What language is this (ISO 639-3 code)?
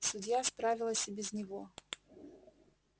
rus